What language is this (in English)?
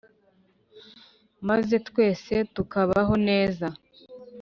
Kinyarwanda